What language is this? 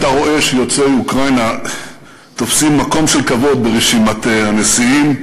Hebrew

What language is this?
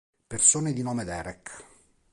Italian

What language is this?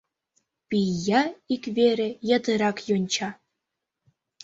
Mari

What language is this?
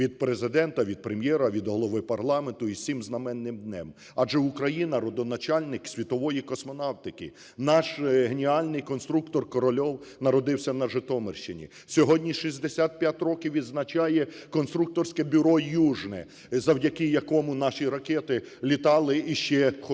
Ukrainian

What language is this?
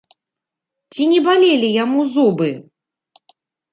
Belarusian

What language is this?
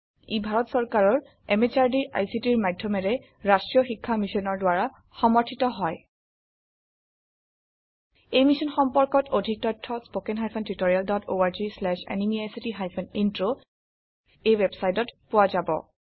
Assamese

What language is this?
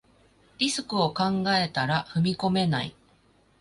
Japanese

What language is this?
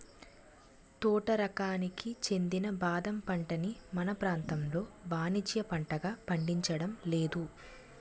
Telugu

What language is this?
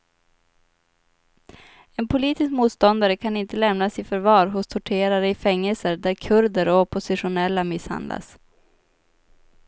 Swedish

